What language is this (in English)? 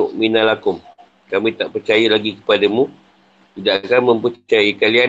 Malay